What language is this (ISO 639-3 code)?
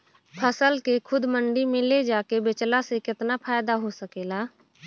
bho